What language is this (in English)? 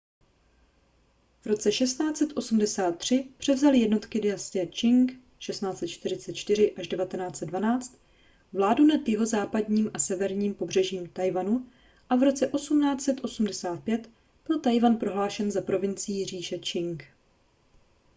Czech